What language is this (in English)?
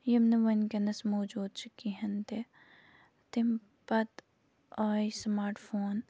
Kashmiri